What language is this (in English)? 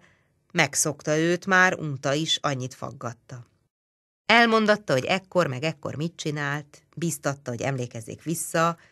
Hungarian